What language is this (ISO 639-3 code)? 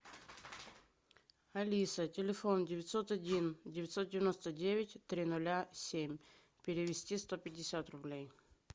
rus